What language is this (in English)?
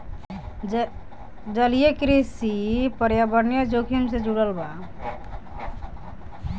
Bhojpuri